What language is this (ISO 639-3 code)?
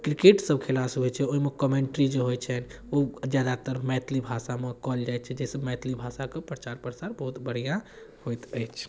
mai